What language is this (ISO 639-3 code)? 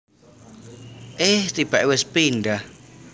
jav